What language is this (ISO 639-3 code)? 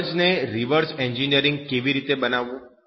guj